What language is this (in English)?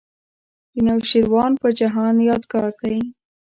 Pashto